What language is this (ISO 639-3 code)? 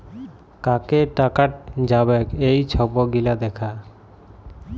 ben